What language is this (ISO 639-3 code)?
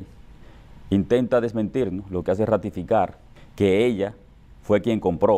spa